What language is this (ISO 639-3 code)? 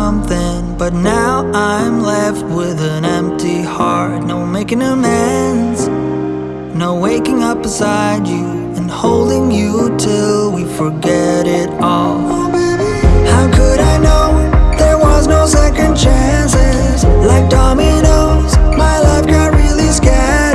eng